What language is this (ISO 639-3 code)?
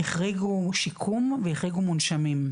heb